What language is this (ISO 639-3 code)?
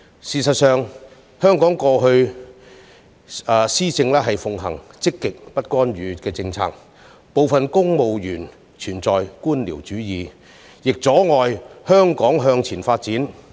yue